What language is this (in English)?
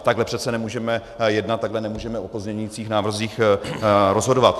Czech